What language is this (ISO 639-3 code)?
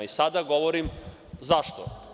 srp